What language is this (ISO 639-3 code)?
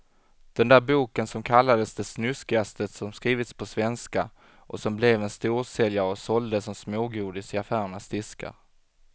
swe